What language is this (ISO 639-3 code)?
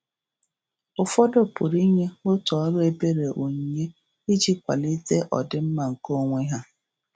ibo